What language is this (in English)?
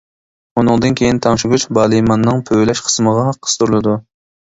Uyghur